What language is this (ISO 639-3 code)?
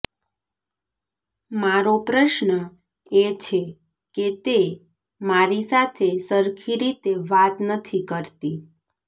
guj